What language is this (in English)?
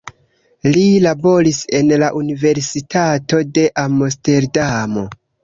Esperanto